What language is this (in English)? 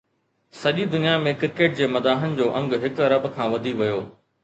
Sindhi